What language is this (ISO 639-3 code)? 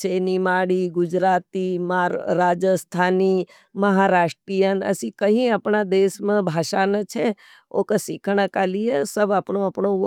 noe